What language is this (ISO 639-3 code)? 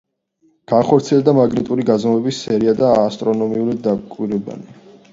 kat